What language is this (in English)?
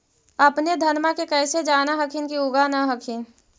Magahi